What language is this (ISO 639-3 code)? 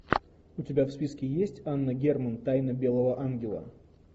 rus